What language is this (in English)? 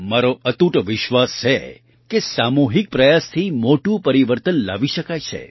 Gujarati